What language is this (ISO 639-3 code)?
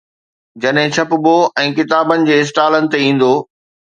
snd